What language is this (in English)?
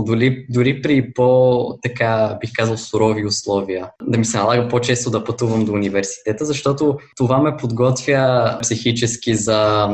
Bulgarian